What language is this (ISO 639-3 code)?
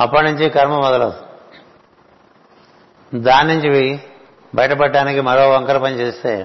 tel